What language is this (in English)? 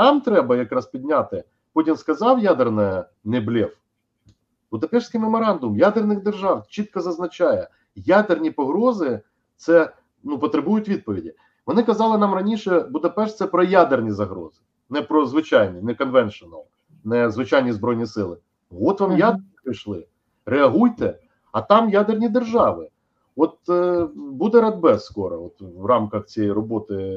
Ukrainian